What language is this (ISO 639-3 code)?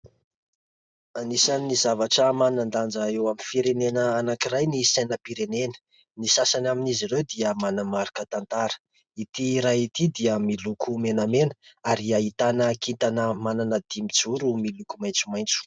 mlg